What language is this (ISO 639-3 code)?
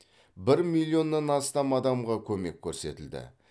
kaz